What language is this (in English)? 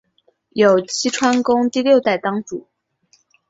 Chinese